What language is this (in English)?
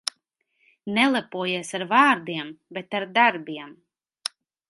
Latvian